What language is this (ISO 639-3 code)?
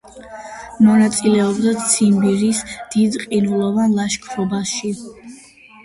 kat